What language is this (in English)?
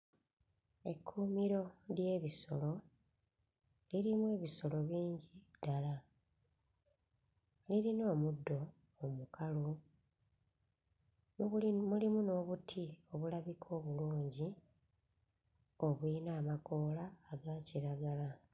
Ganda